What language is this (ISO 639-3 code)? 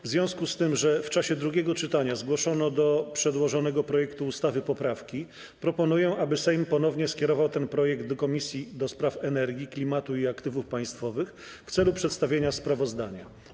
pol